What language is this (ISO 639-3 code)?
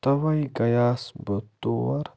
kas